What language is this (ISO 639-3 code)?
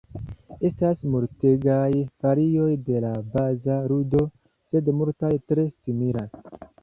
epo